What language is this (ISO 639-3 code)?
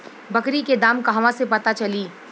bho